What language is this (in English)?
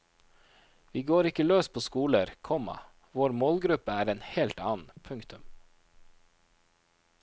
Norwegian